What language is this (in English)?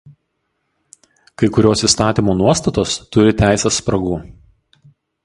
Lithuanian